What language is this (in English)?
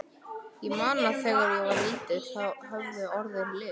Icelandic